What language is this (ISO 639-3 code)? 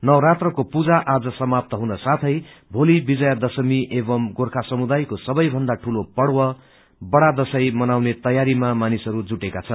nep